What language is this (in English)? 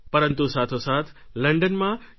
Gujarati